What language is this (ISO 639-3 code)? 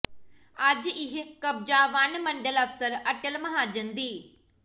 pan